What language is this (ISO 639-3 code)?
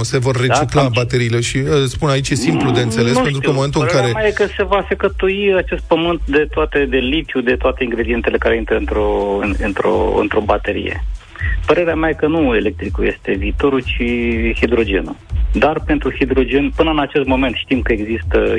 ron